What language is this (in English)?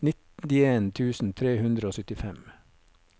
Norwegian